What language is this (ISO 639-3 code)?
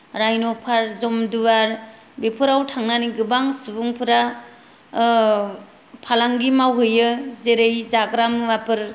brx